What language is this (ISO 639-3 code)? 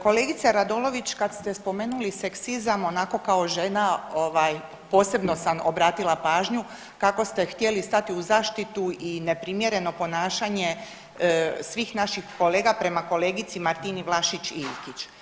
hrv